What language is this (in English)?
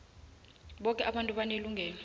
South Ndebele